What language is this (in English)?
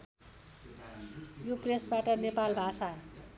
Nepali